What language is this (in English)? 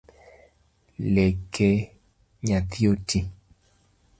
Luo (Kenya and Tanzania)